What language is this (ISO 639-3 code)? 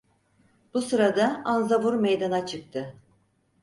tur